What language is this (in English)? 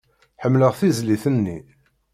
Kabyle